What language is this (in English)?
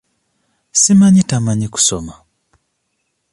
Ganda